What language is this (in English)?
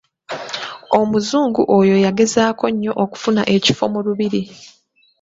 Ganda